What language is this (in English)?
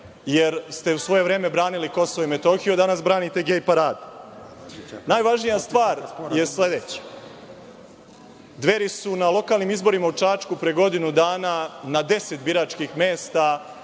Serbian